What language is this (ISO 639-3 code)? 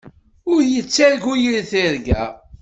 kab